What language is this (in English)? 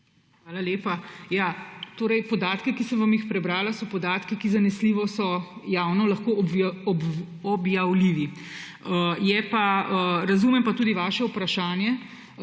Slovenian